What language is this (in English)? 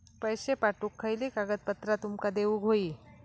Marathi